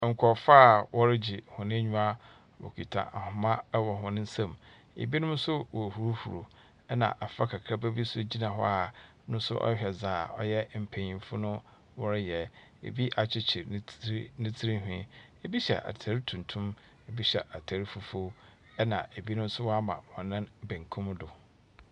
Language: Akan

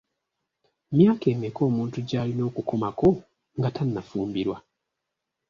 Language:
Ganda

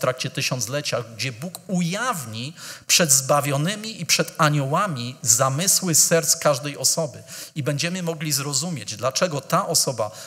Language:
Polish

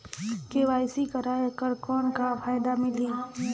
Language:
Chhattisgarhi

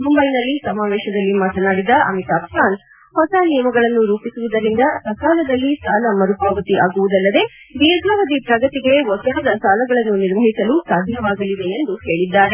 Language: Kannada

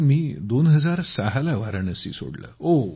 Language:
Marathi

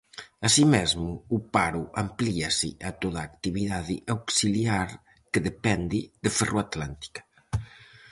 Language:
Galician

